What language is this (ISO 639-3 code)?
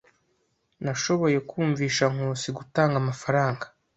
kin